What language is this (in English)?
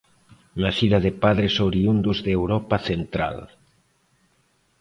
Spanish